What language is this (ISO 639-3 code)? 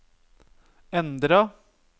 nor